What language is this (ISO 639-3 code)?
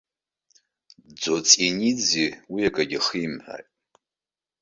abk